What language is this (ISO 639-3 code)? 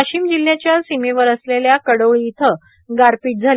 mar